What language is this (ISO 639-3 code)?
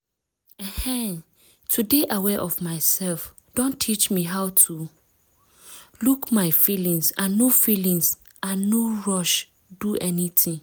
pcm